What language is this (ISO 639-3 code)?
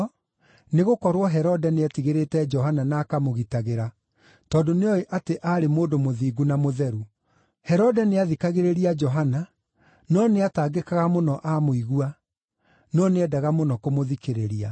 kik